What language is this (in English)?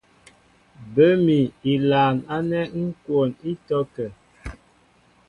Mbo (Cameroon)